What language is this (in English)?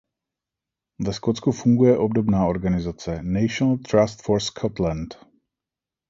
Czech